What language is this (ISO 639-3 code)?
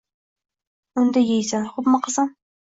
uzb